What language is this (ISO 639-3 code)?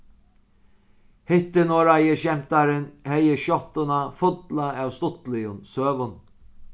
fao